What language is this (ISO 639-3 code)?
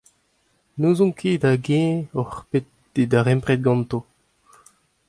bre